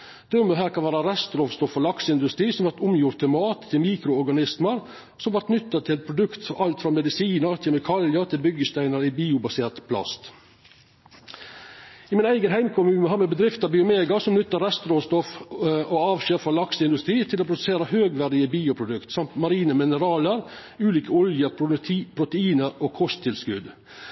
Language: Norwegian Nynorsk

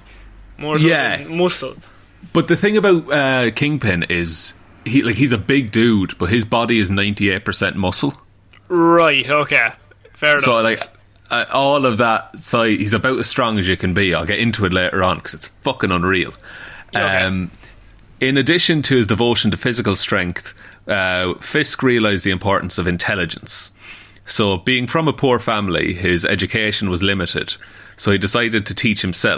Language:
English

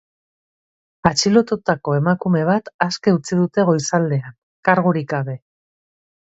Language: Basque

